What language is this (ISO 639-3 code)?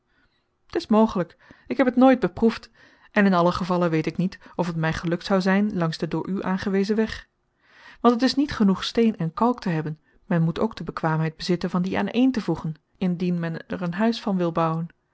nld